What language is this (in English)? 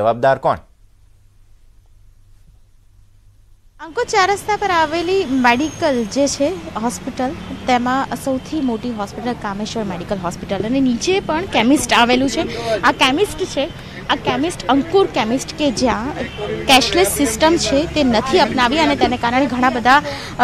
Hindi